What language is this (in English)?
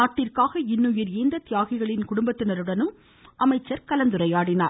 Tamil